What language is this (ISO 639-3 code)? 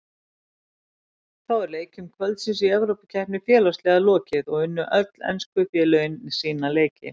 isl